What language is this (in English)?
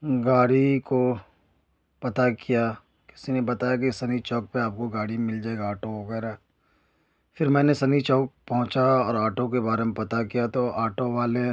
Urdu